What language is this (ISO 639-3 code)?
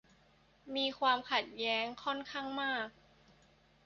tha